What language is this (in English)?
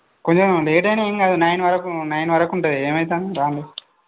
Telugu